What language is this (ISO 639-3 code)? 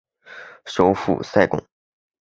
zho